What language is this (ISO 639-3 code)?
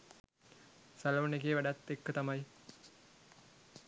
sin